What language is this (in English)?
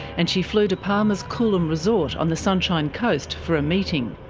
English